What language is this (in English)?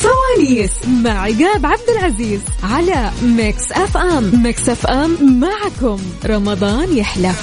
Arabic